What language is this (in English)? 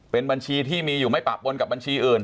Thai